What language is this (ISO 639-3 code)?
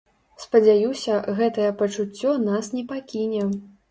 bel